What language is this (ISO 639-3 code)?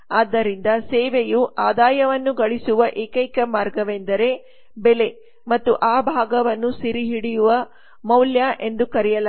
kan